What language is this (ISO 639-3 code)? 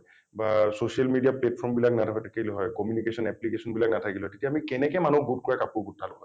asm